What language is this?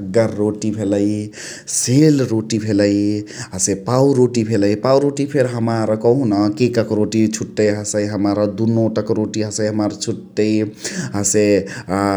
Chitwania Tharu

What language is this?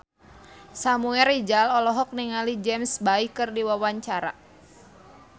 Sundanese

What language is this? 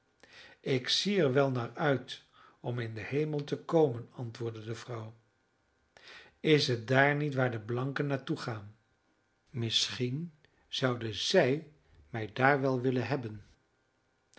Dutch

